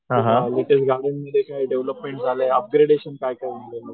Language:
Marathi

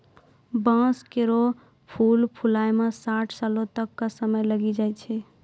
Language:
Maithili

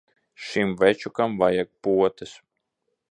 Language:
Latvian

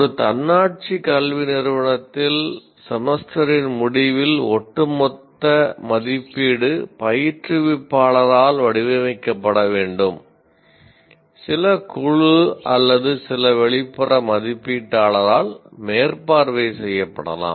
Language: Tamil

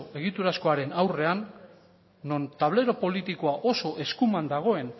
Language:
Basque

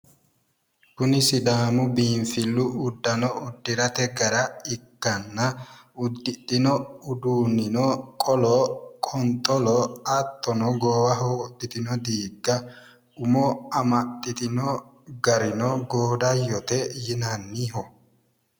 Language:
Sidamo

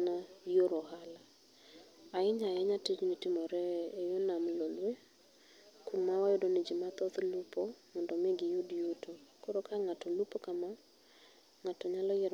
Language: Luo (Kenya and Tanzania)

